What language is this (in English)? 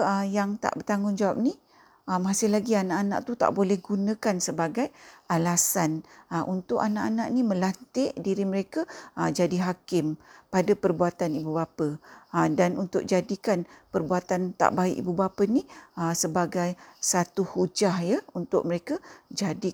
Malay